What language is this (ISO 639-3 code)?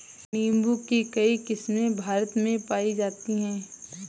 hin